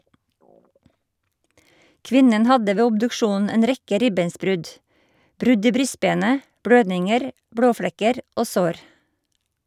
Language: Norwegian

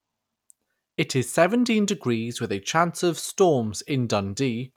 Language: English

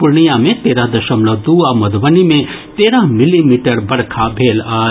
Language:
Maithili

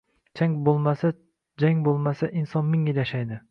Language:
Uzbek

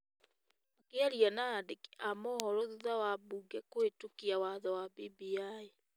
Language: Kikuyu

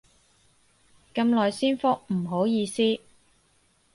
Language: Cantonese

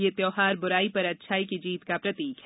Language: Hindi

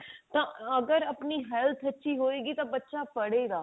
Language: Punjabi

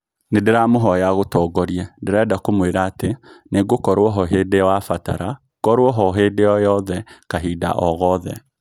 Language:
Kikuyu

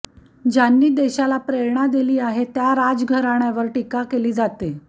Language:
Marathi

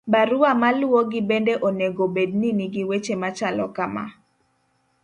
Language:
Luo (Kenya and Tanzania)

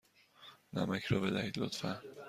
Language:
Persian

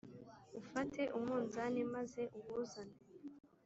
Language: Kinyarwanda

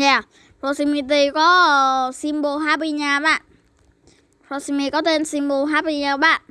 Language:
Vietnamese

